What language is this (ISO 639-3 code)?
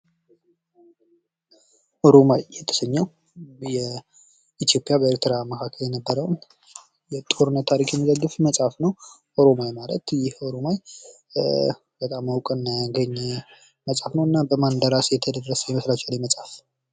amh